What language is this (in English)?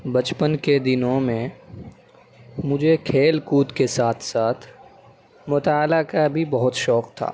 Urdu